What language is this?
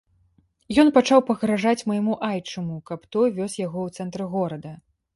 Belarusian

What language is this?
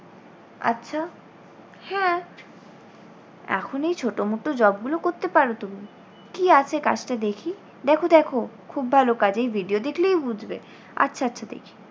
Bangla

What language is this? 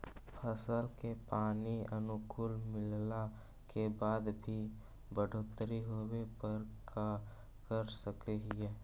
Magahi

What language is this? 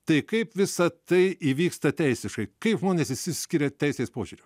Lithuanian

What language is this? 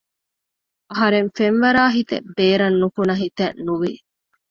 Divehi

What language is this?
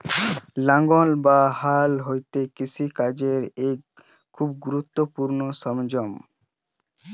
Bangla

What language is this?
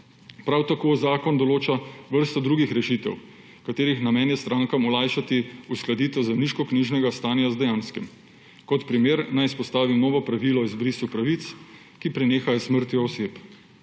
Slovenian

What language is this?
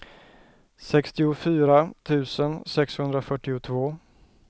Swedish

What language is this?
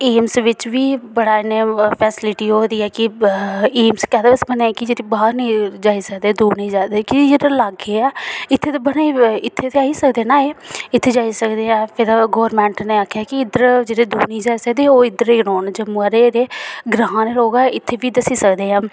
Dogri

